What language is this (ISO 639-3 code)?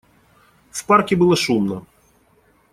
rus